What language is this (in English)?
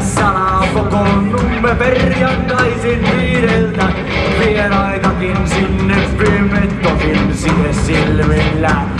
Finnish